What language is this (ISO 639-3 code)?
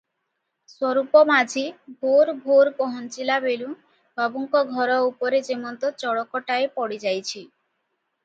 ori